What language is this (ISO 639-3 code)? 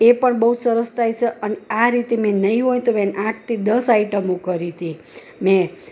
guj